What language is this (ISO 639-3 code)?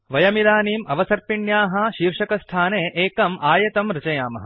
san